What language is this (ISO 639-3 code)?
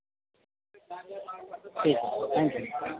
urd